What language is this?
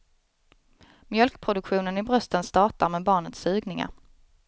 Swedish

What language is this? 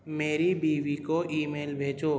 Urdu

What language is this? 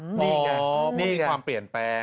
Thai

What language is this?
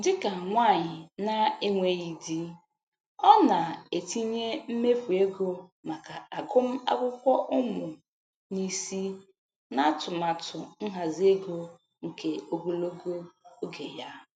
Igbo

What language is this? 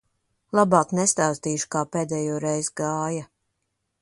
Latvian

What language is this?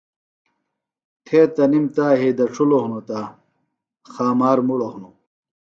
Phalura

